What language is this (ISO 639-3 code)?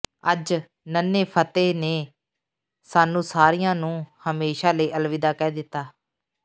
pan